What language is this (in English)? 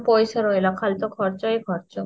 Odia